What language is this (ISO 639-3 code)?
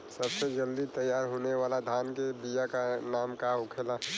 bho